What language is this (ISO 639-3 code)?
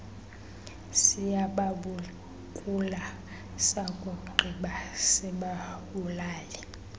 xho